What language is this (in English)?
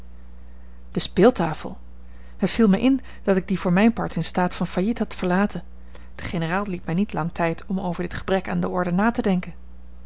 Dutch